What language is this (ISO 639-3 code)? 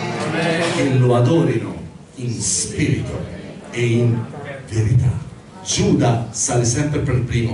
ita